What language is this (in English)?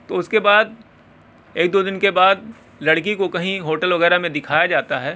Urdu